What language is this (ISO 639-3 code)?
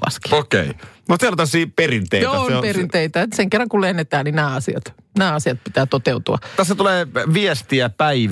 fin